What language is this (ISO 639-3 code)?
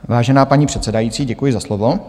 ces